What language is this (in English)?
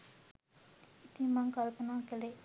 Sinhala